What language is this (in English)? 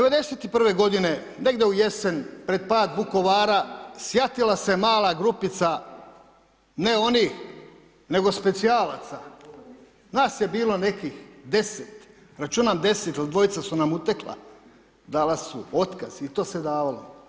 Croatian